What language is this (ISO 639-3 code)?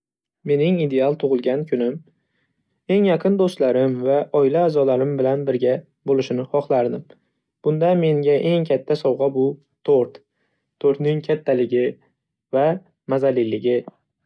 uzb